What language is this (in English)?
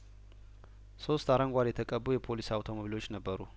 Amharic